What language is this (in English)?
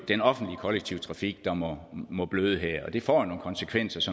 Danish